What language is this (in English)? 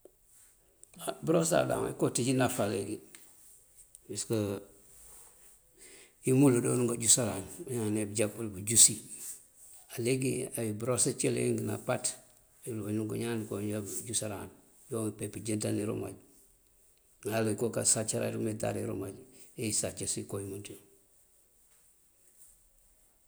Mandjak